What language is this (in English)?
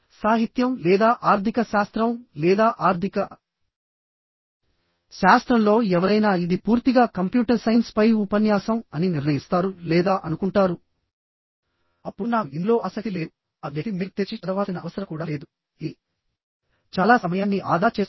Telugu